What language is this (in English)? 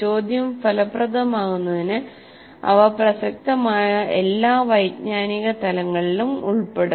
Malayalam